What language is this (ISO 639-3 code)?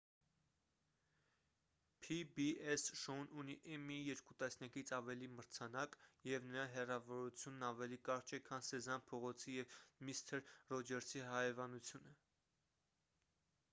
hye